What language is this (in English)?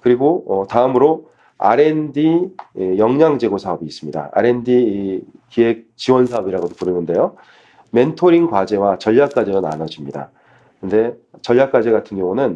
Korean